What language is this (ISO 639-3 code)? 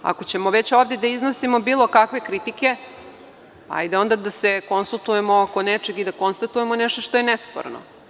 srp